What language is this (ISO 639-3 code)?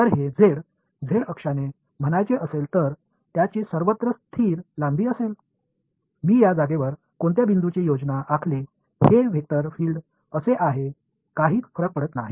mar